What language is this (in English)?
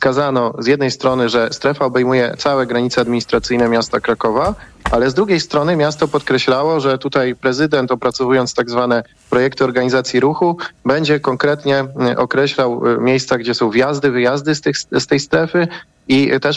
Polish